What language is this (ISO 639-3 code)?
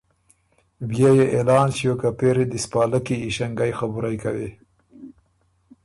oru